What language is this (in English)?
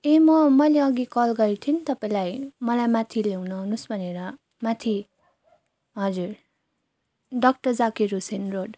Nepali